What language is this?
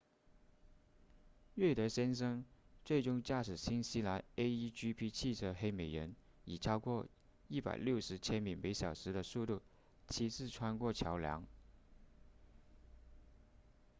Chinese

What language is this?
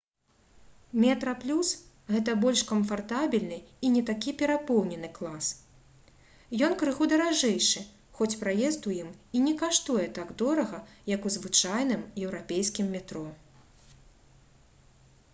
Belarusian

